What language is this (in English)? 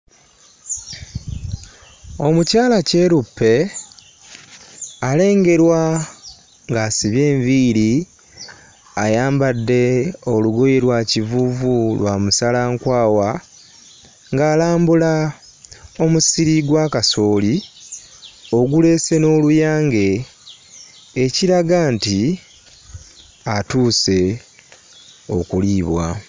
Ganda